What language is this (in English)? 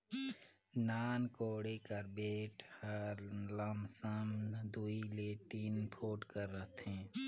Chhattisgarhi